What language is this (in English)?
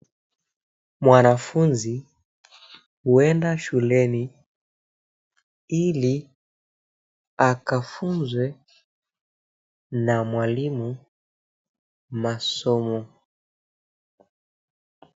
Swahili